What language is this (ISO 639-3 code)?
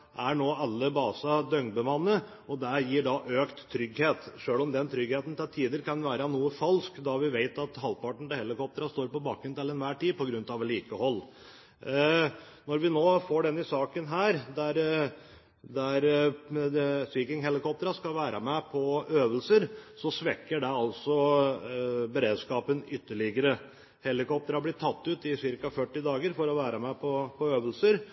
nob